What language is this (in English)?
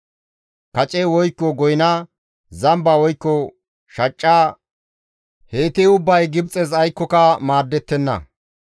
Gamo